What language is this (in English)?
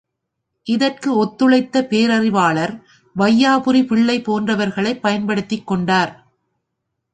Tamil